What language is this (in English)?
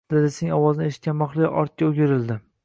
Uzbek